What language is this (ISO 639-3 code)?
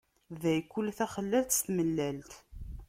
kab